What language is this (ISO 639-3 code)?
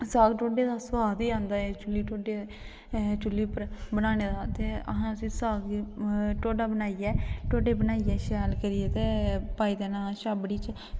doi